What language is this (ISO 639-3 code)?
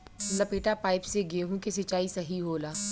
bho